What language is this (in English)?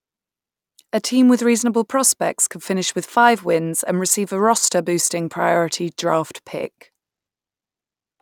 English